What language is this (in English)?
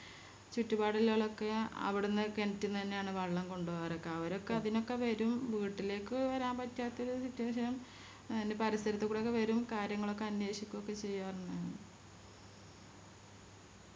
Malayalam